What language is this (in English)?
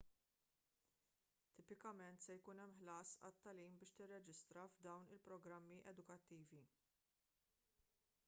Maltese